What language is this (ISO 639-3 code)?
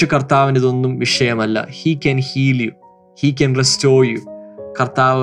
mal